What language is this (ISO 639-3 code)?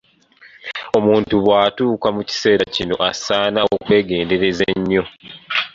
lug